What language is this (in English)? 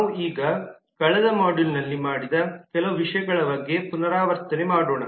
Kannada